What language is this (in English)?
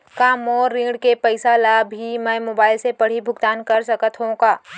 Chhattisgarhi